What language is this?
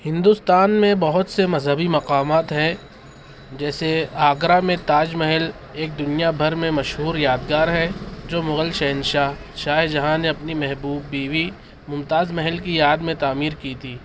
Urdu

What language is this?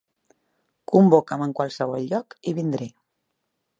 Catalan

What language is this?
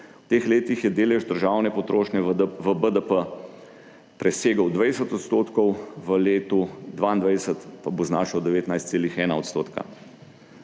Slovenian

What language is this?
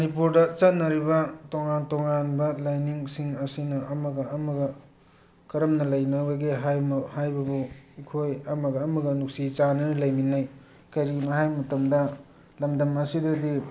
Manipuri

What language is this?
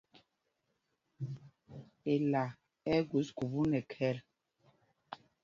Mpumpong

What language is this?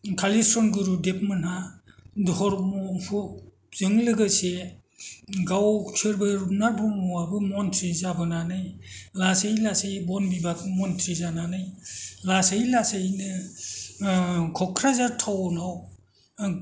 Bodo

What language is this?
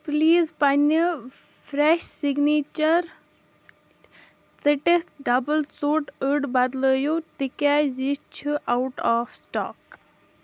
Kashmiri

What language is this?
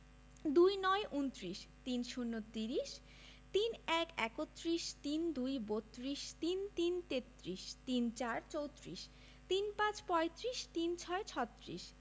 Bangla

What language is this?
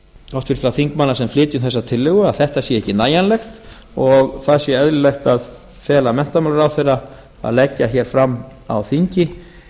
Icelandic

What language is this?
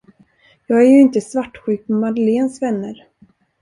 Swedish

